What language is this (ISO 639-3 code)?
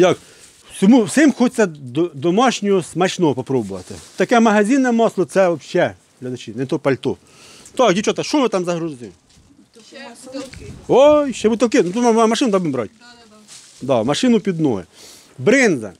ukr